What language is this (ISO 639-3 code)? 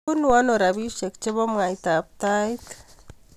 kln